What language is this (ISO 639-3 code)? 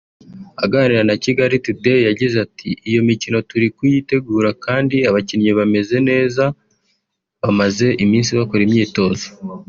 kin